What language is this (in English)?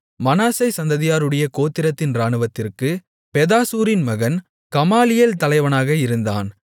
Tamil